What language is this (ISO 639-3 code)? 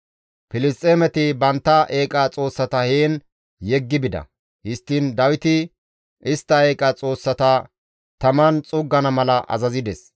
gmv